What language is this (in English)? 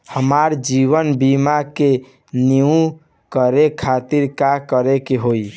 Bhojpuri